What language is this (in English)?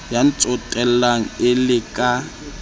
Southern Sotho